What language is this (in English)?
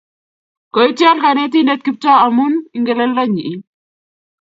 Kalenjin